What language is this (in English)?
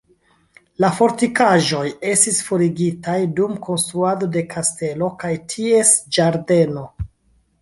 Esperanto